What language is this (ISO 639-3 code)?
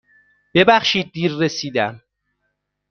fas